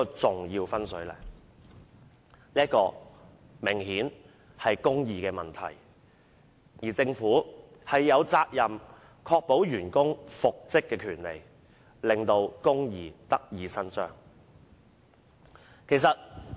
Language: Cantonese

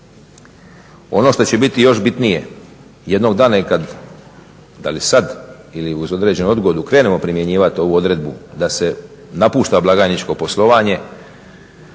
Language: Croatian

